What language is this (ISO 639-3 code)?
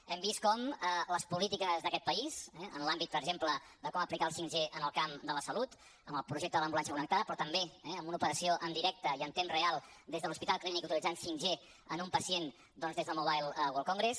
cat